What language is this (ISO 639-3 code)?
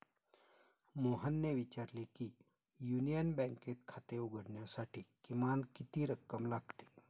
mar